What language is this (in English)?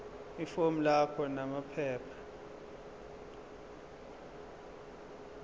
Zulu